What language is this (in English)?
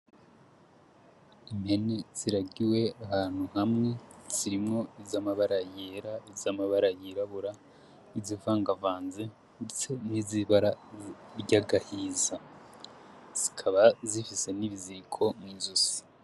Rundi